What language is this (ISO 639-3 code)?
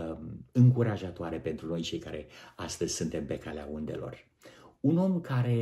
ron